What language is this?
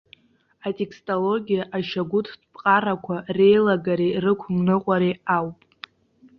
Abkhazian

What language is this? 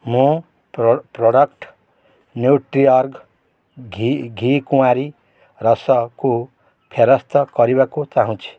Odia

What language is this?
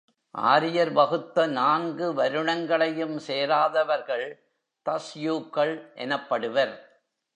Tamil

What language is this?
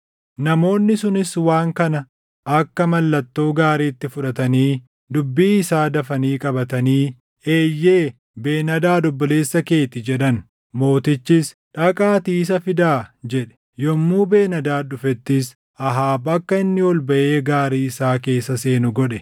Oromo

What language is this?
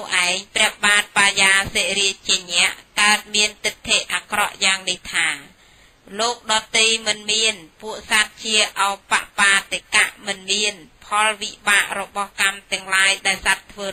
Thai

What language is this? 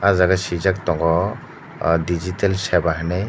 Kok Borok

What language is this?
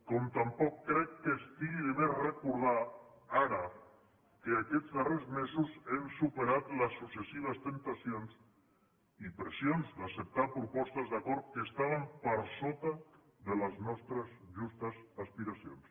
Catalan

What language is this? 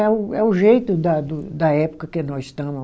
Portuguese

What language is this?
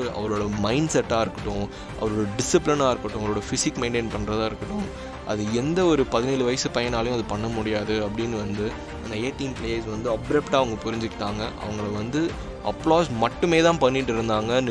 Tamil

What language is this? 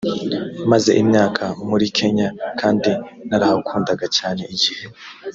Kinyarwanda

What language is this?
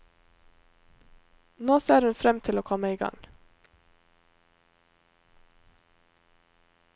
Norwegian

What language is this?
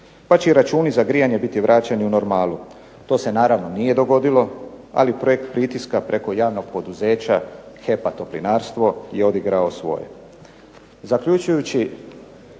Croatian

